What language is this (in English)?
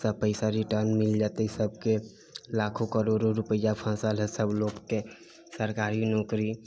Maithili